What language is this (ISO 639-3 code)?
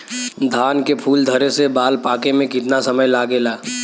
bho